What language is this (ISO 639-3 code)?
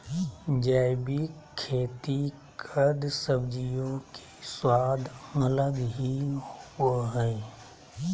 mag